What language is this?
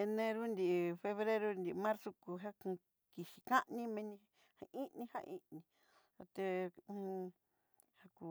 Southeastern Nochixtlán Mixtec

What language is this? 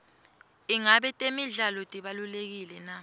Swati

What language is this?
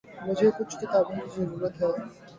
Urdu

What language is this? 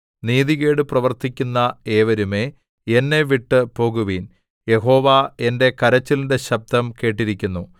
Malayalam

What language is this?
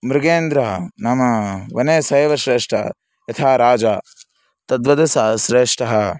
Sanskrit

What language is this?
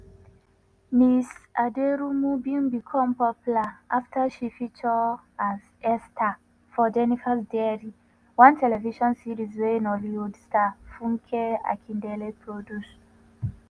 Nigerian Pidgin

